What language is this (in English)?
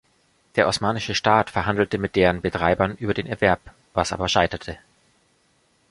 German